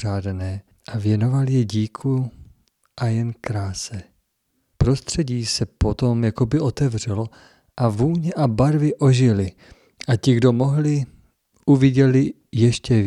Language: Czech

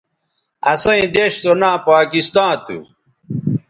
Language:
Bateri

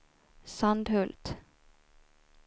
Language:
Swedish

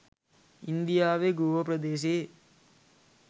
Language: Sinhala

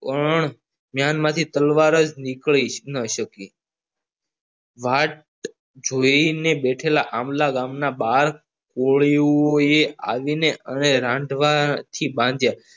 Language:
Gujarati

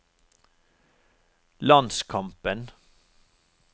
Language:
Norwegian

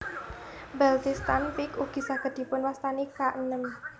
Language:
Javanese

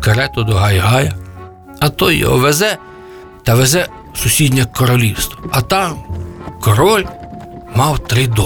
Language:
Ukrainian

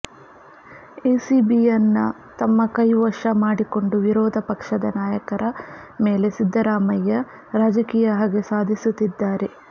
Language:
Kannada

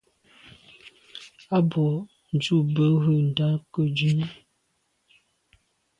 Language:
Medumba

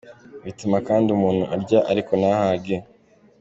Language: Kinyarwanda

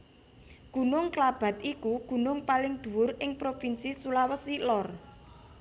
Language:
Javanese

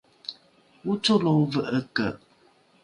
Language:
Rukai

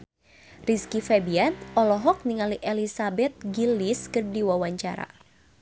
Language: Sundanese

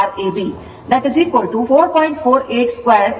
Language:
Kannada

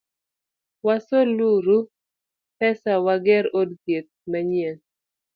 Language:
Luo (Kenya and Tanzania)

